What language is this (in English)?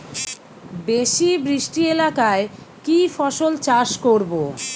Bangla